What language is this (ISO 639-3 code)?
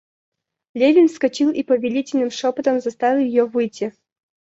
rus